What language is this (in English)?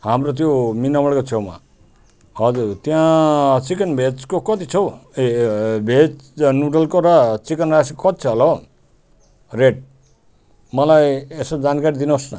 Nepali